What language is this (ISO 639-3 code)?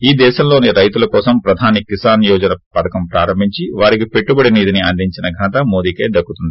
tel